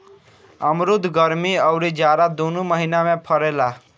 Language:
Bhojpuri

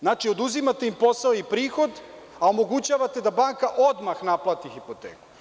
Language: Serbian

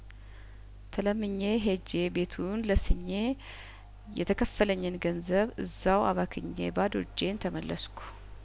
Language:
Amharic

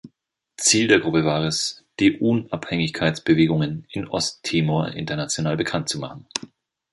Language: German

